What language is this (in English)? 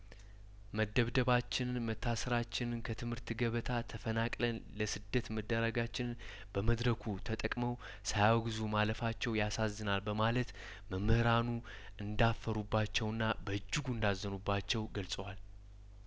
Amharic